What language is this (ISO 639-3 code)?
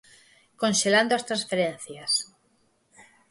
glg